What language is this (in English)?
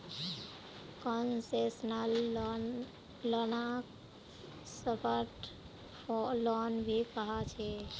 Magahi